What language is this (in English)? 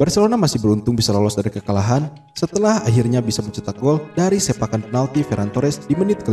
Indonesian